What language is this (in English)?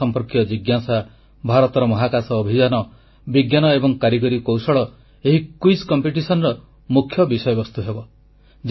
Odia